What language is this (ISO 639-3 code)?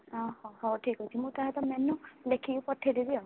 ori